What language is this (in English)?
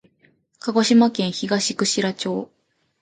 Japanese